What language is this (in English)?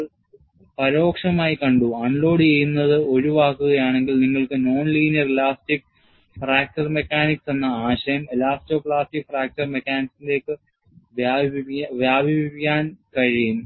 Malayalam